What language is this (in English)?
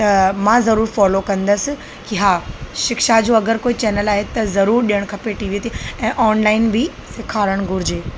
Sindhi